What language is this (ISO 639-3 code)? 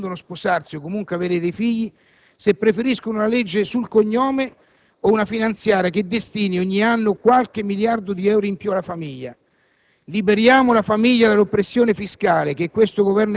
ita